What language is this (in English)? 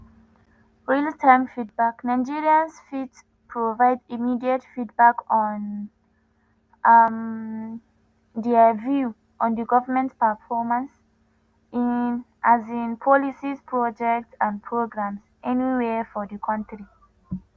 Nigerian Pidgin